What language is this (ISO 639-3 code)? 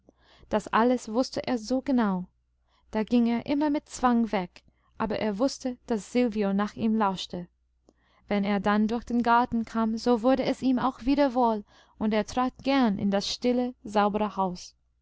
deu